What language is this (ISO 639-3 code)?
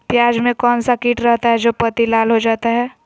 mag